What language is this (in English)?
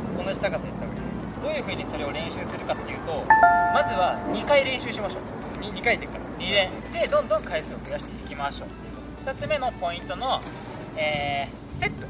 Japanese